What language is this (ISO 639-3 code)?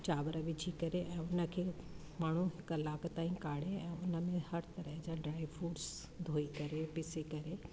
snd